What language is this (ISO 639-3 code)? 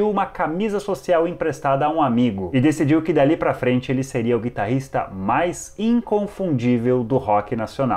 por